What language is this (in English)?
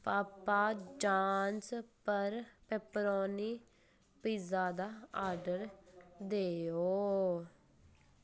Dogri